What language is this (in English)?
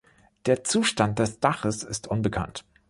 German